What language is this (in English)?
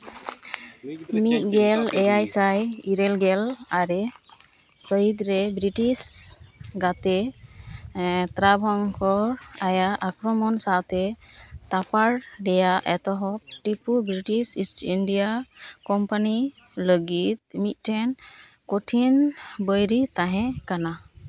Santali